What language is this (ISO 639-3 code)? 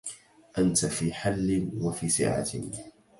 ara